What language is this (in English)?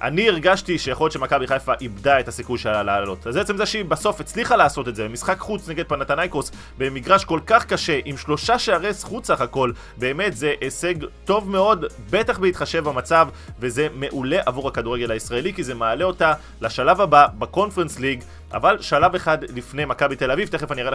Hebrew